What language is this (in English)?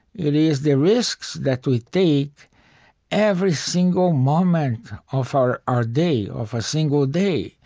English